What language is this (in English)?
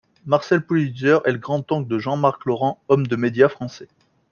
French